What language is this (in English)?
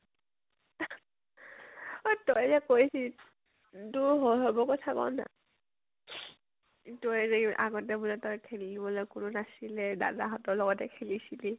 Assamese